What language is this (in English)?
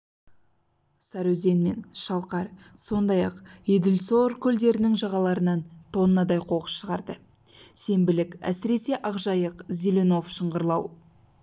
Kazakh